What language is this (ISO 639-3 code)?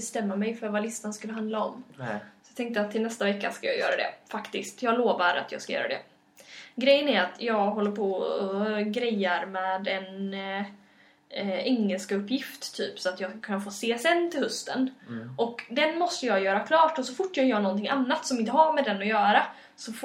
swe